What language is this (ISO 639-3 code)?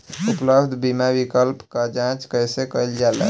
bho